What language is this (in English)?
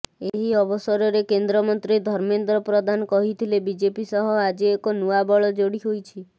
Odia